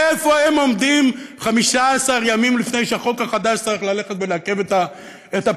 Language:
Hebrew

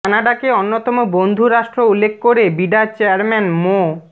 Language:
Bangla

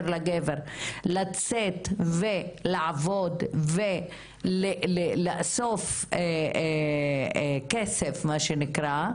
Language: Hebrew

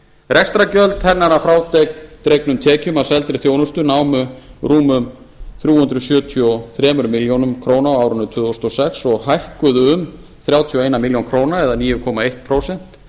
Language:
Icelandic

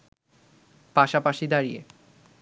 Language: Bangla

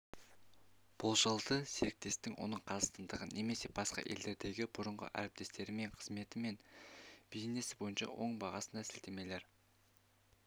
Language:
Kazakh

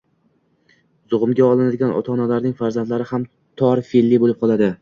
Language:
Uzbek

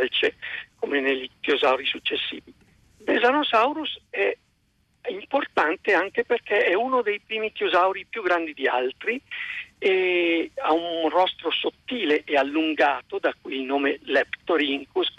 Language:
Italian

